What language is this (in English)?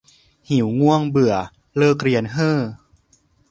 Thai